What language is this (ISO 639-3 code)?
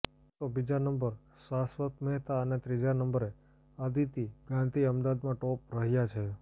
guj